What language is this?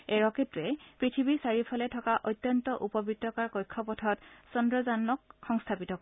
Assamese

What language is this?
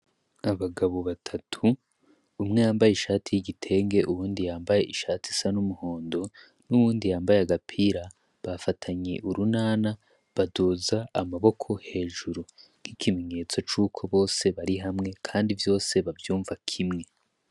Rundi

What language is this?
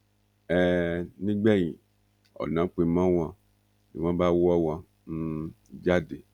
Yoruba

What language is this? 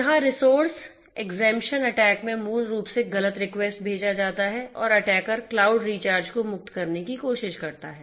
Hindi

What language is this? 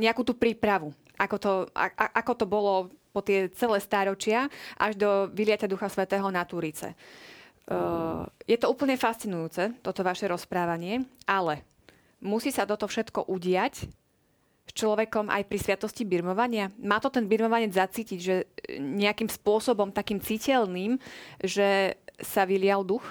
Slovak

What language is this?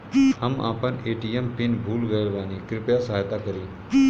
Bhojpuri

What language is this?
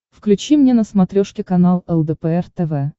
Russian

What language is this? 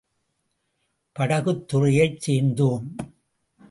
Tamil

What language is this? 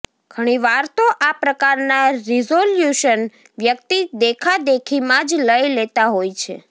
Gujarati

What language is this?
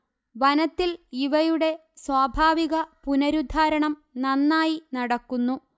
Malayalam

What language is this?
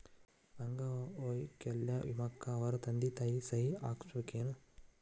Kannada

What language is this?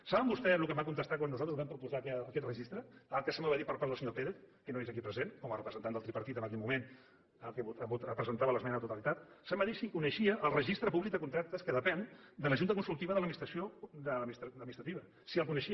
Catalan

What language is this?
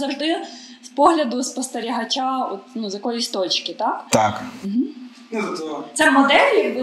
Ukrainian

